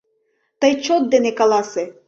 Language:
Mari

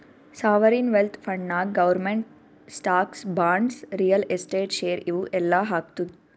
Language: Kannada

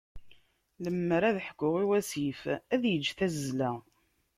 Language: Kabyle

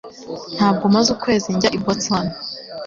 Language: Kinyarwanda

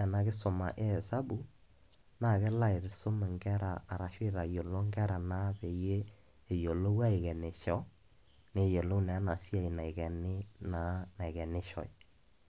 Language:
Masai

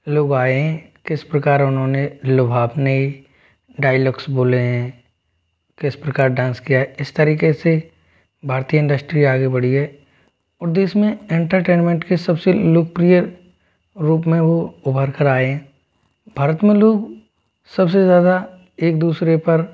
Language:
Hindi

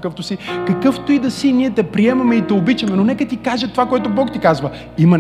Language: Bulgarian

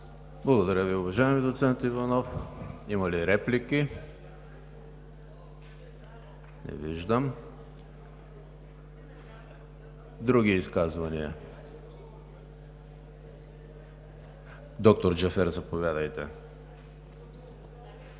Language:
Bulgarian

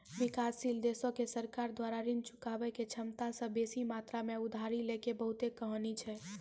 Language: Maithili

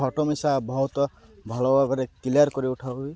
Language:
Odia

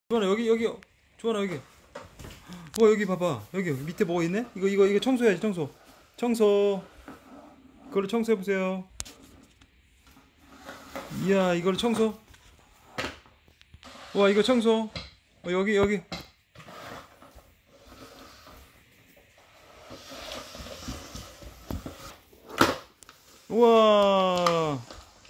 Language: Korean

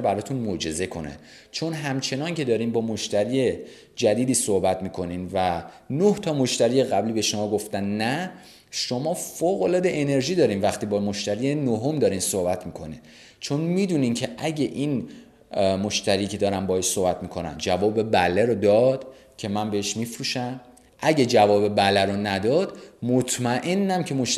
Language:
Persian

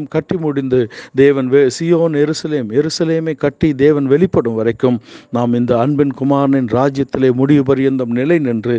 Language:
Tamil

